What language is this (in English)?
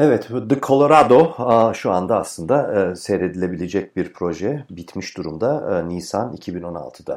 Turkish